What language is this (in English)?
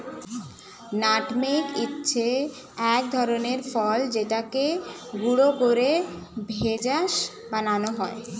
Bangla